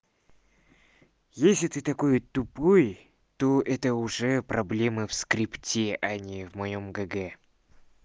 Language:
Russian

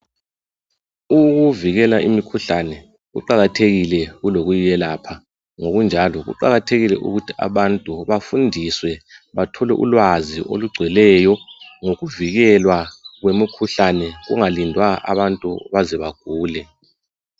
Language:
North Ndebele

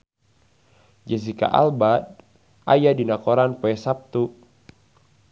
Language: Sundanese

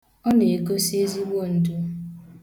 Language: Igbo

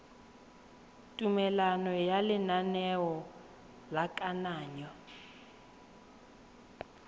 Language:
Tswana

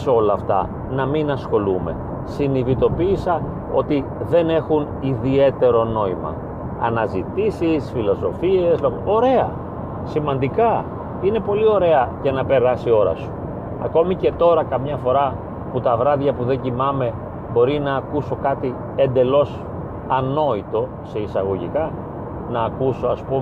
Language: Greek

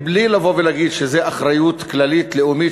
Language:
Hebrew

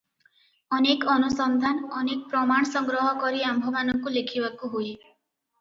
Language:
Odia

